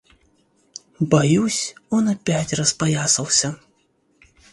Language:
Russian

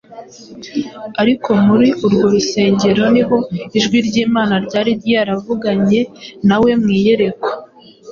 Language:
Kinyarwanda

